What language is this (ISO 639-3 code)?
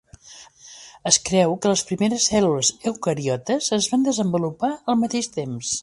cat